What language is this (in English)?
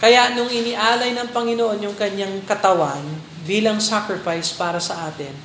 Filipino